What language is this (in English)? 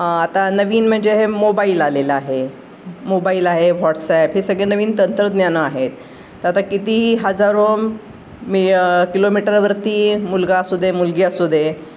Marathi